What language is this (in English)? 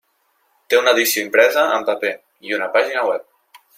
Catalan